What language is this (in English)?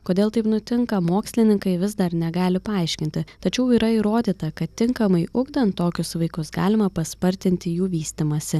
Lithuanian